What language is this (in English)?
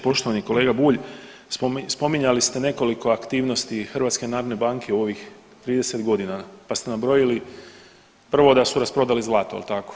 Croatian